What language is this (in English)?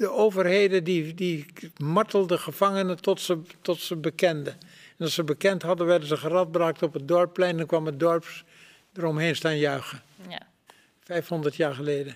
Dutch